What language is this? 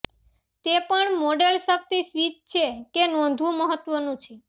Gujarati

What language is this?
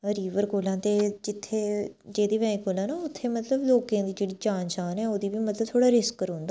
Dogri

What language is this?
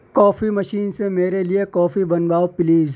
Urdu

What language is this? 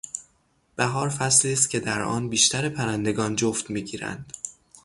Persian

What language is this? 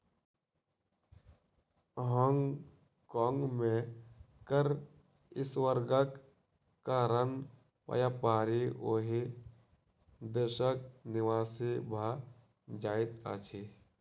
Maithili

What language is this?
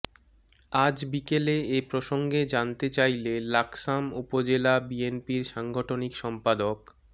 Bangla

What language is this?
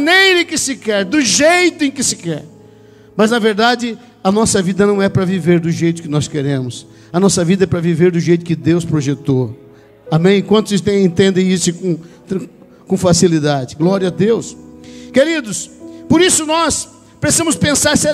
Portuguese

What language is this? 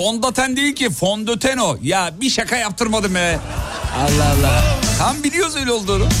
Turkish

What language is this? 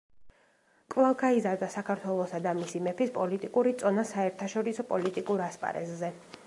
Georgian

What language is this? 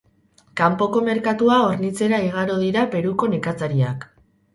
Basque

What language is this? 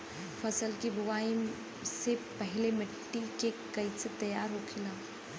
Bhojpuri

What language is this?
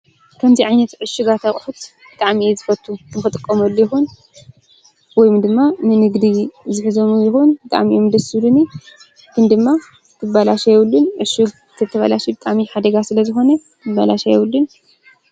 Tigrinya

